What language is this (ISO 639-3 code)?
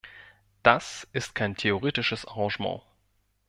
deu